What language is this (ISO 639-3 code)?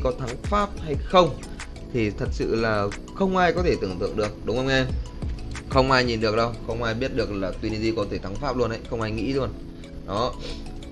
vie